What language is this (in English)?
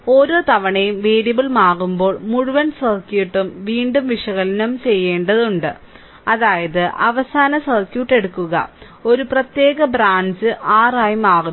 Malayalam